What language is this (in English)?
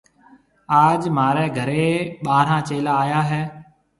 Marwari (Pakistan)